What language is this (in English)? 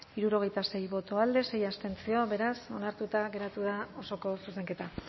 Basque